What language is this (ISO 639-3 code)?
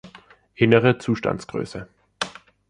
deu